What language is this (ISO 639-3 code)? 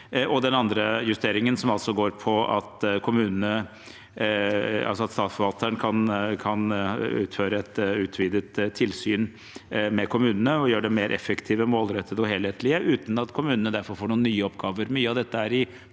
nor